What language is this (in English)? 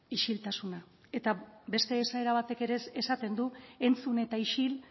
Basque